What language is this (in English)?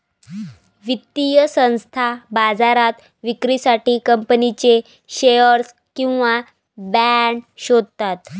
Marathi